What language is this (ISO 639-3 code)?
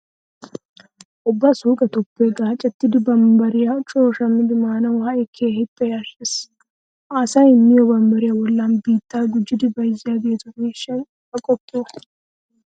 wal